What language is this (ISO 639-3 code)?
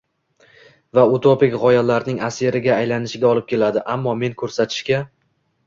uzb